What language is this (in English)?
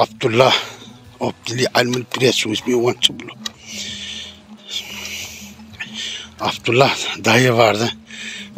Turkish